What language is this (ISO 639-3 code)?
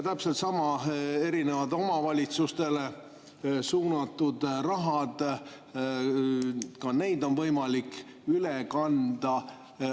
est